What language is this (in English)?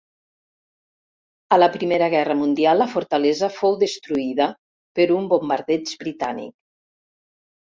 Catalan